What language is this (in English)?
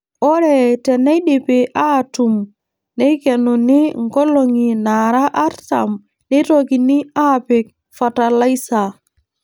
Masai